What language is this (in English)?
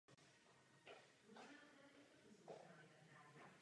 Czech